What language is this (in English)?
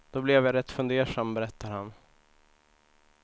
Swedish